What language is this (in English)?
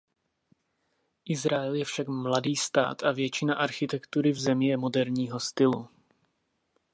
Czech